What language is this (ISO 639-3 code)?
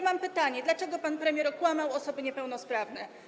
pol